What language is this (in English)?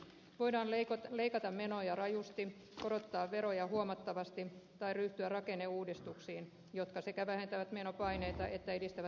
Finnish